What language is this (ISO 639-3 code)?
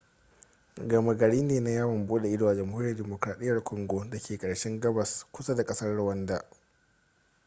hau